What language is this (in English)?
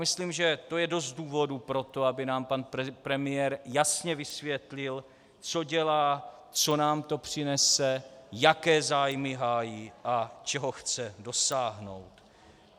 Czech